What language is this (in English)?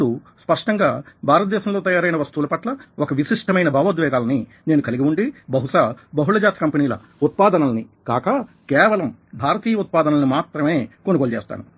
Telugu